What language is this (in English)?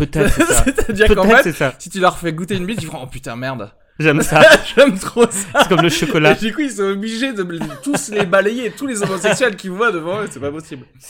French